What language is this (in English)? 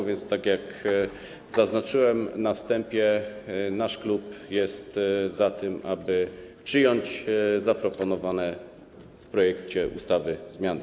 Polish